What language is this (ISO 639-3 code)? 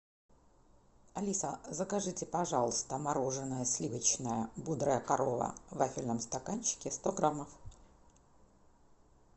rus